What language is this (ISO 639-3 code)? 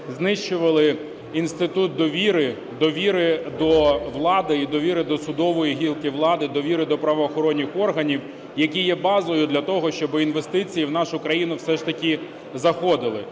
ukr